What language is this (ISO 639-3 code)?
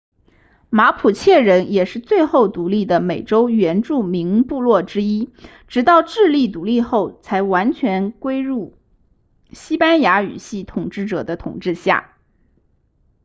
zho